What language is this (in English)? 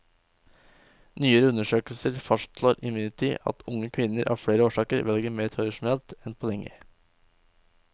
Norwegian